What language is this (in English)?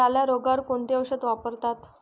Marathi